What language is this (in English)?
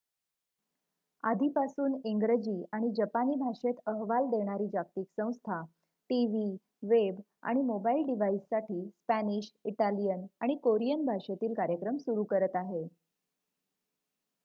Marathi